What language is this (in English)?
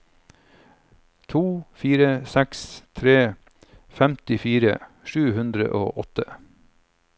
Norwegian